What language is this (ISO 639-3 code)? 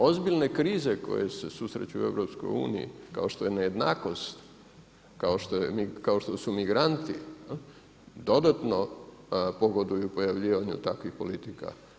hrv